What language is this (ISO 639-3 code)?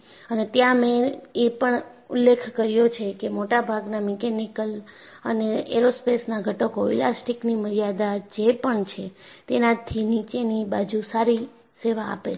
guj